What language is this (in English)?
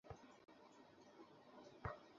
Bangla